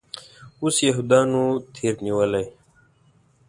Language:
Pashto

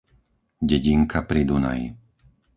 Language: Slovak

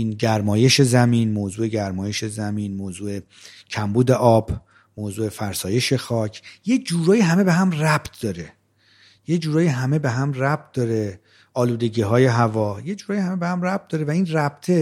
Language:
Persian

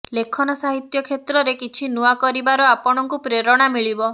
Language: Odia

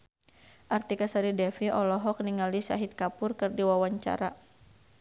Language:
Sundanese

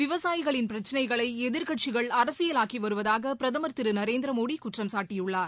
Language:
Tamil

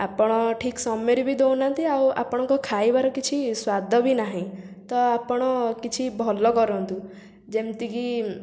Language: Odia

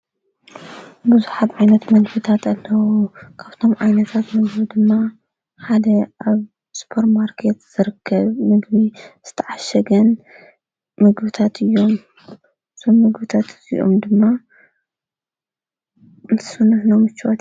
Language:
Tigrinya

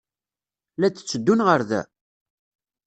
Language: Kabyle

